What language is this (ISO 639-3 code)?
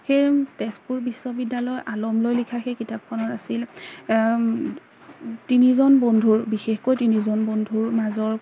asm